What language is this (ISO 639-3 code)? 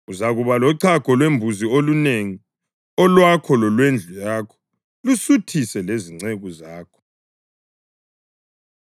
nde